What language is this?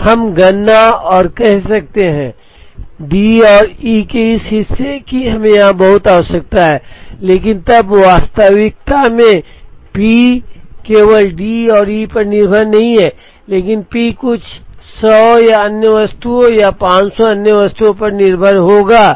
Hindi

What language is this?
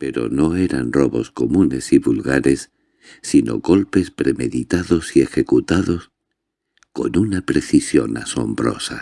Spanish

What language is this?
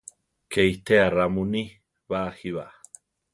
Central Tarahumara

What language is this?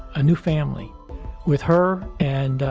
English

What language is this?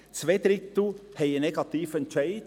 Swiss German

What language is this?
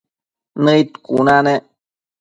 Matsés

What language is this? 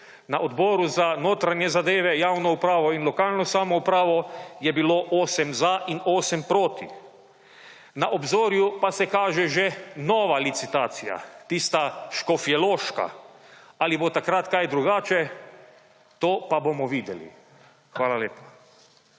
Slovenian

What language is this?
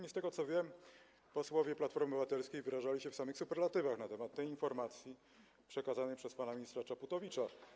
Polish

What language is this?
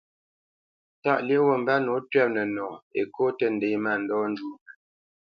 Bamenyam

